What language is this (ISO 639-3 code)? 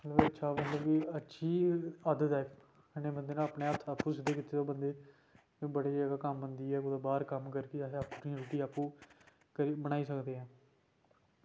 doi